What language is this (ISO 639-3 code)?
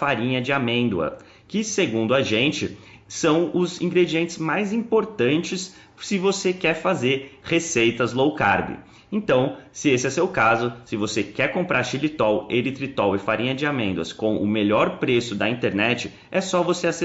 por